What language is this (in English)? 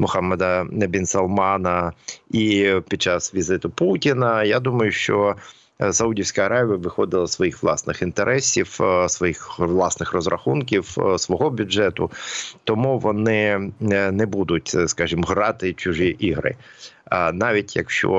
Ukrainian